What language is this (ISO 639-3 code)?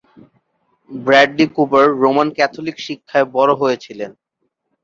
ben